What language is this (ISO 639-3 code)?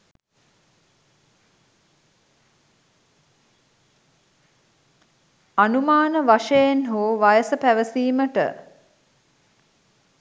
sin